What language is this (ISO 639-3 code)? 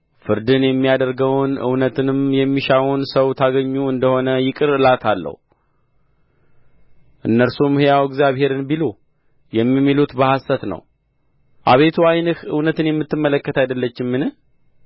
amh